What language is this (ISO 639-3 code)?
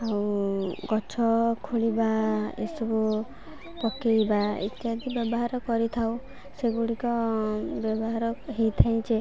ori